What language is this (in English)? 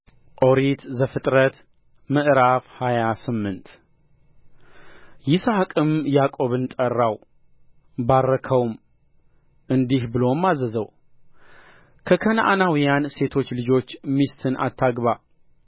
Amharic